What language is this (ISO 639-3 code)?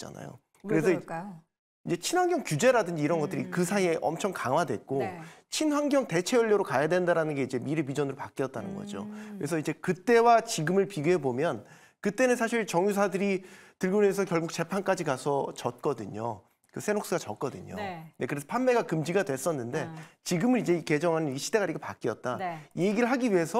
kor